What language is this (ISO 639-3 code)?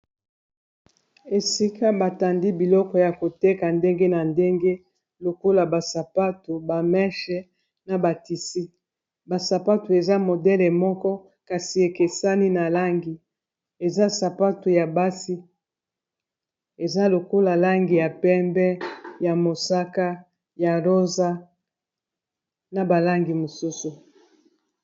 lin